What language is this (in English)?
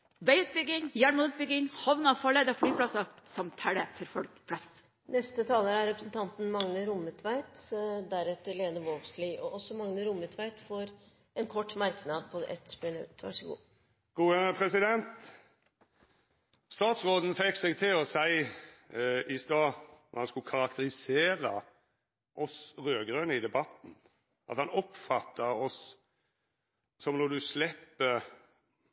Norwegian